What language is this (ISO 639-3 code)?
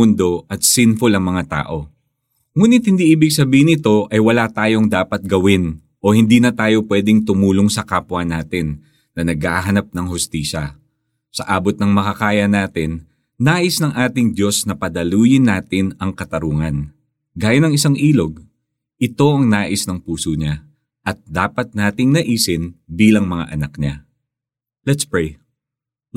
fil